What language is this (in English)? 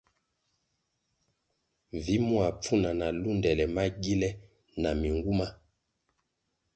Kwasio